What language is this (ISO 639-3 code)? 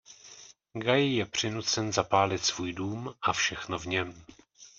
ces